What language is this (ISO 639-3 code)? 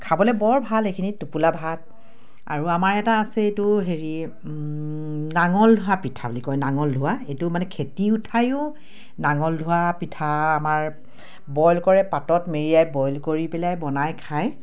asm